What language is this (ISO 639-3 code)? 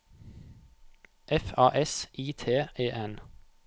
nor